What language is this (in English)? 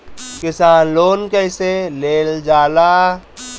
Bhojpuri